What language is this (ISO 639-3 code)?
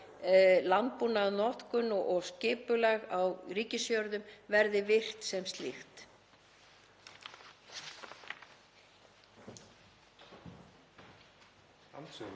isl